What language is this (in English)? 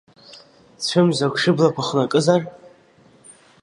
Abkhazian